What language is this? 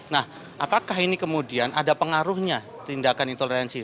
Indonesian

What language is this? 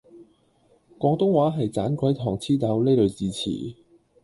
Cantonese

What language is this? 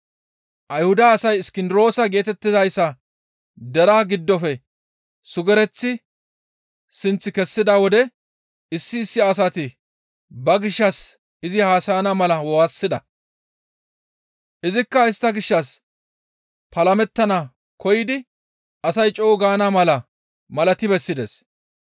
Gamo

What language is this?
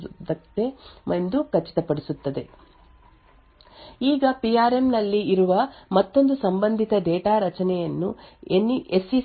Kannada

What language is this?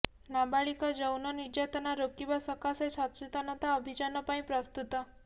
Odia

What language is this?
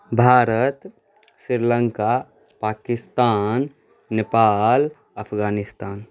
Maithili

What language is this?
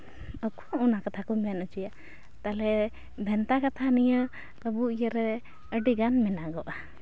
Santali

